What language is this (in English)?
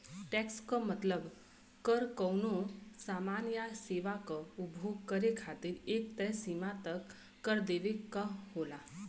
Bhojpuri